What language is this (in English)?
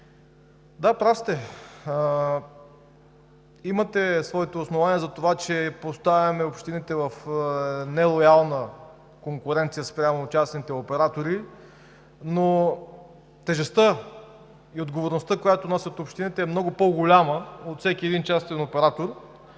Bulgarian